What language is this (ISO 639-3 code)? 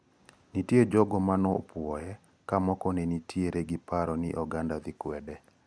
luo